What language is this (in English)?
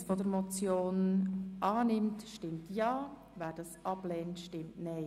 Swiss German